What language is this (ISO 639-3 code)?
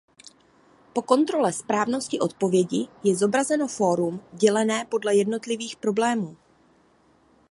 ces